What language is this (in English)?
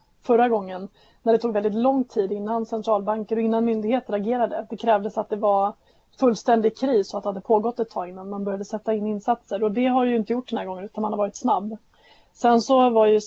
Swedish